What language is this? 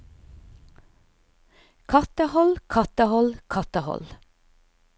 Norwegian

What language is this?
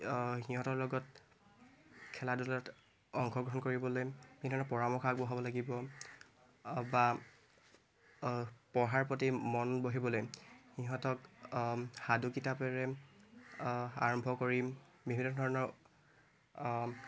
Assamese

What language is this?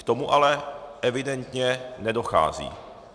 Czech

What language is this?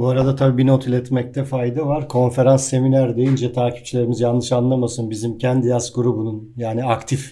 Turkish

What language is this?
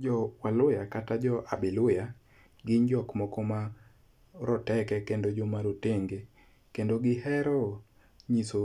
Luo (Kenya and Tanzania)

